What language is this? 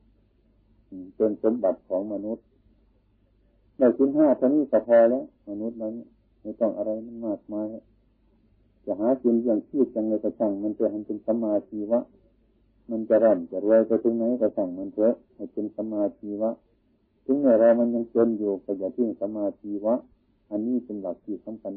Thai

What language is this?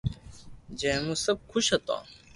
Loarki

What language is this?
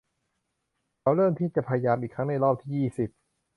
Thai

